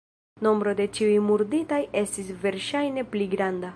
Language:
Esperanto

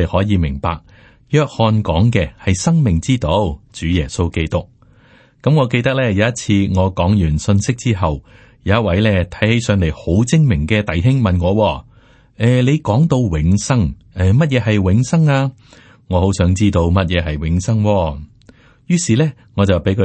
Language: Chinese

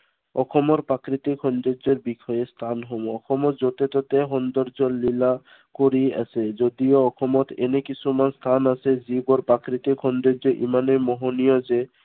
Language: Assamese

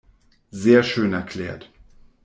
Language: German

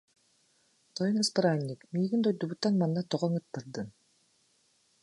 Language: Yakut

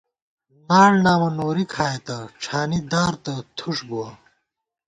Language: Gawar-Bati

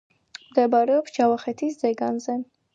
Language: Georgian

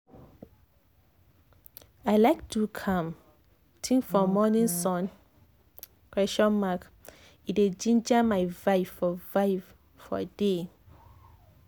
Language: Nigerian Pidgin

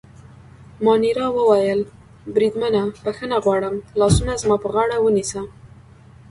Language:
Pashto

